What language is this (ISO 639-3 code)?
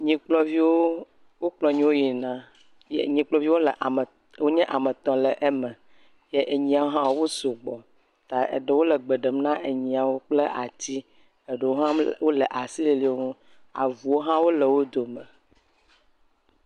ewe